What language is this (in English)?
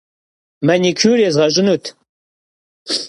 Kabardian